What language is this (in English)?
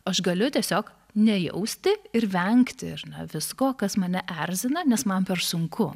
Lithuanian